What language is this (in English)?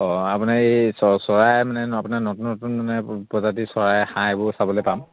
Assamese